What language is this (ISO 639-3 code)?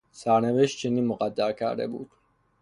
fas